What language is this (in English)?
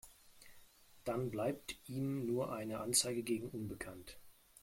German